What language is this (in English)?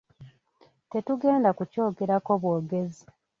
Ganda